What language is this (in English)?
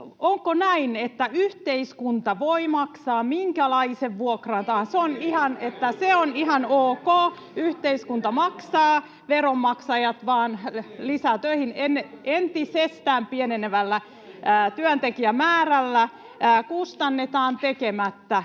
Finnish